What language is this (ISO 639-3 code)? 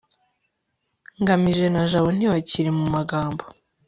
kin